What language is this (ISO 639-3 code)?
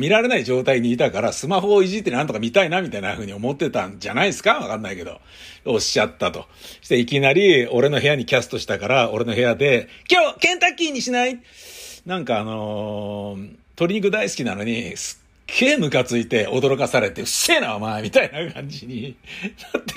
jpn